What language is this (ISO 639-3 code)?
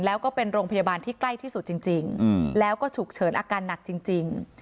tha